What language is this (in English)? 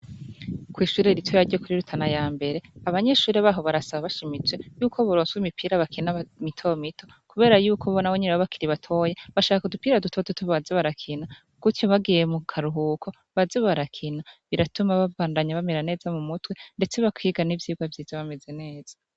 Rundi